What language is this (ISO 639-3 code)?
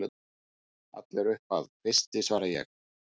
isl